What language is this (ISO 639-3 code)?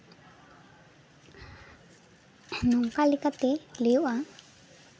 sat